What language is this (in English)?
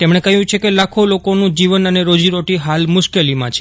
Gujarati